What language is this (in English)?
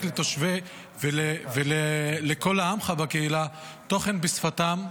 Hebrew